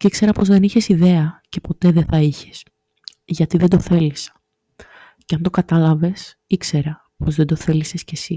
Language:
Greek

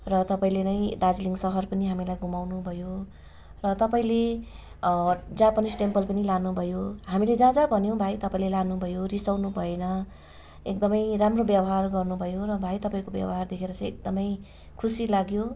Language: Nepali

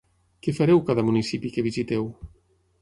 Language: Catalan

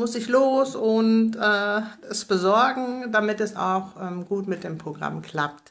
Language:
German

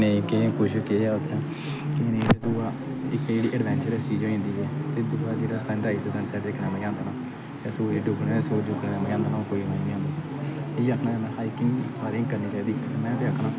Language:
Dogri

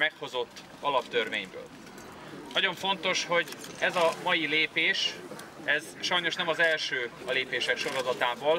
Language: Hungarian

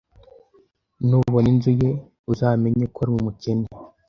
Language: Kinyarwanda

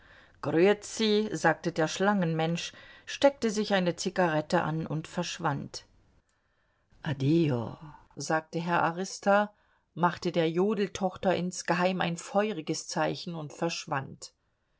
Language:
German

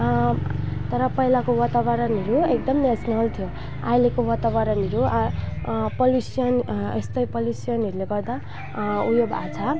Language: Nepali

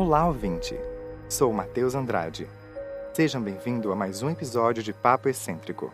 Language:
Portuguese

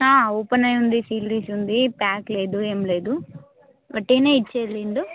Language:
Telugu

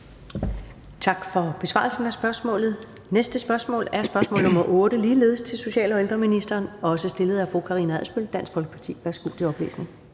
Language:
Danish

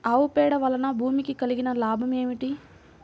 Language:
Telugu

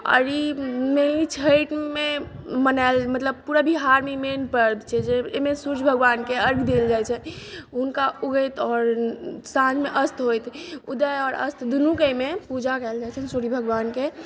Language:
Maithili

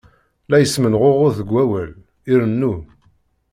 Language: Kabyle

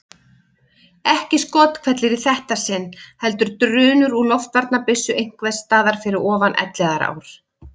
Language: Icelandic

